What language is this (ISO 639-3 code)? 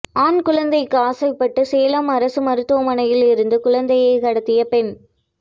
tam